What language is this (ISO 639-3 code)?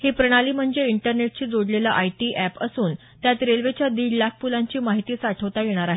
mar